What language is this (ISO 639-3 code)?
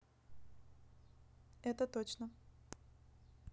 rus